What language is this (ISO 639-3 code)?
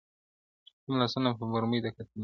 pus